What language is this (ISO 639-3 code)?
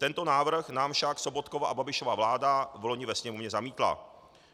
ces